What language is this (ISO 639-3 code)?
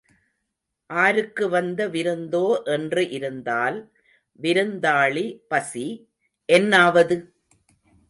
tam